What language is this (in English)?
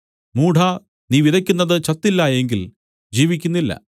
Malayalam